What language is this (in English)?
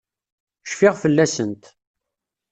Kabyle